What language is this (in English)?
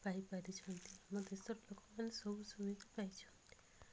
Odia